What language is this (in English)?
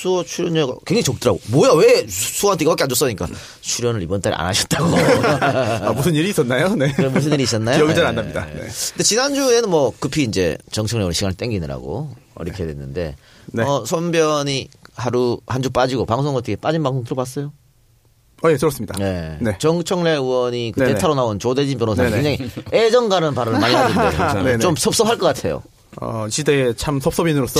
Korean